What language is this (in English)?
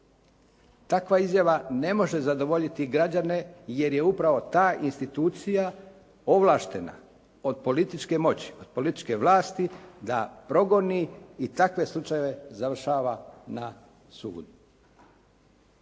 Croatian